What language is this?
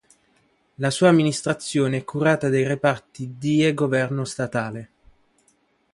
Italian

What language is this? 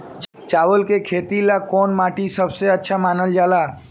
Bhojpuri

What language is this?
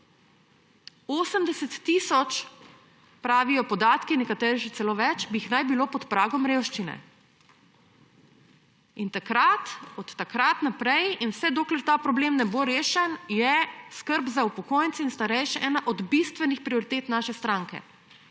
Slovenian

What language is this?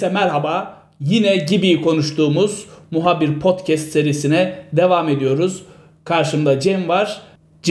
Turkish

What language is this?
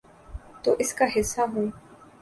Urdu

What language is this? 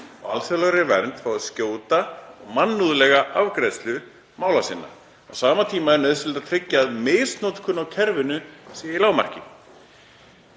Icelandic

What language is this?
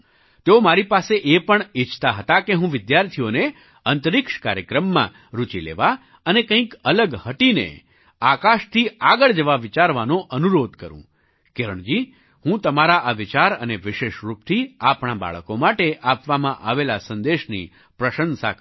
Gujarati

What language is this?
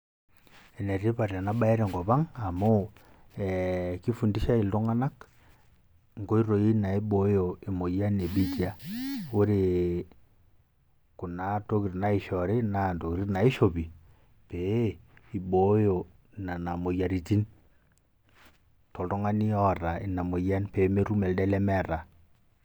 Masai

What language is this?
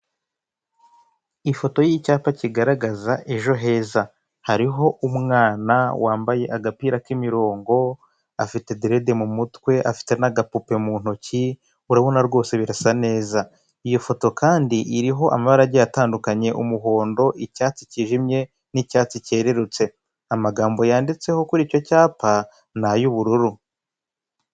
Kinyarwanda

